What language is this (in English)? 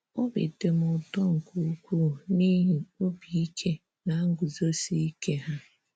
Igbo